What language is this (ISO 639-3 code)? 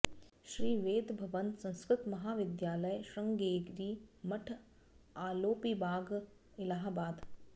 san